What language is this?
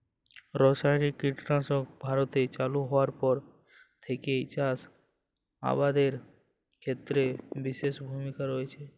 Bangla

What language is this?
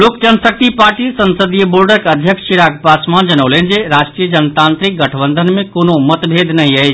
Maithili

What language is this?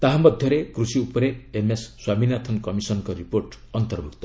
Odia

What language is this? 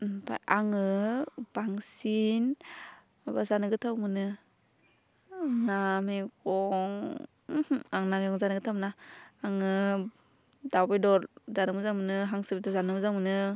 Bodo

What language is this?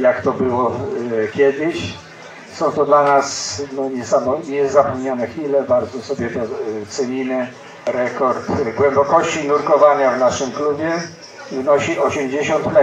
Polish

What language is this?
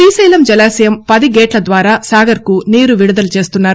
Telugu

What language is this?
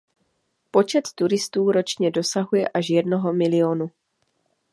Czech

